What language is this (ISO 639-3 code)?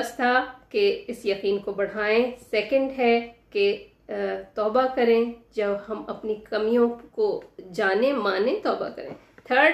urd